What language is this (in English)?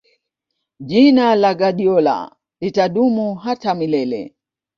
Swahili